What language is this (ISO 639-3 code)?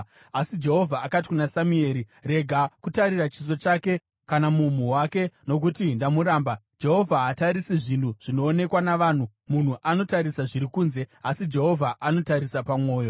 sna